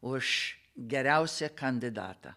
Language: Lithuanian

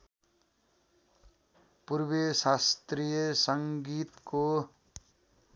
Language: Nepali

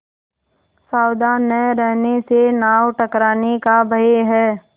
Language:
Hindi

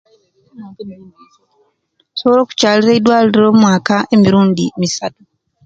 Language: Kenyi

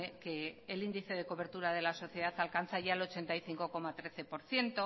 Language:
Spanish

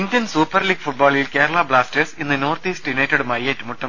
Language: Malayalam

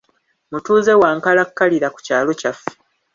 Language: Ganda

